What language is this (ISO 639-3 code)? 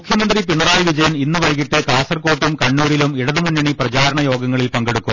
mal